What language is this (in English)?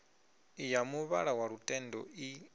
Venda